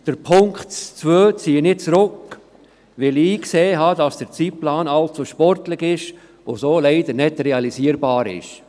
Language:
Swiss German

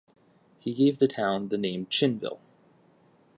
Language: English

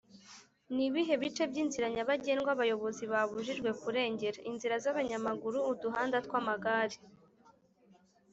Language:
Kinyarwanda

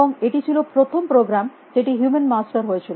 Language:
Bangla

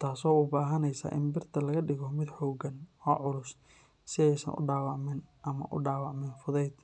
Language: Somali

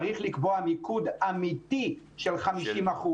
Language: Hebrew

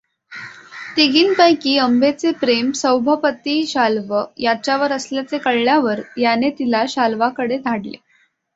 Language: Marathi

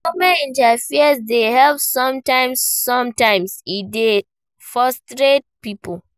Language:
Nigerian Pidgin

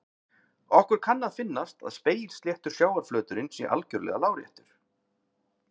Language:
Icelandic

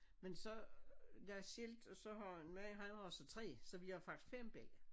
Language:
Danish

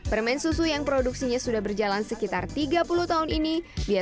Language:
Indonesian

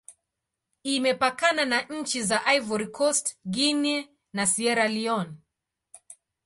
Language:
Swahili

